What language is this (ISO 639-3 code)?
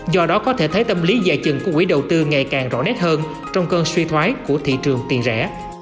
vie